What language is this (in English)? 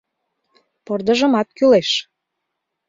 Mari